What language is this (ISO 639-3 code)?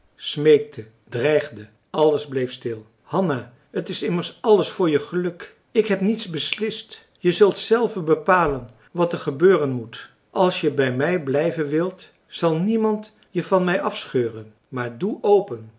nld